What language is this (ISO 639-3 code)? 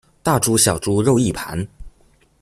zho